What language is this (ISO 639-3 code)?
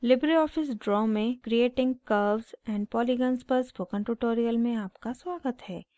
hin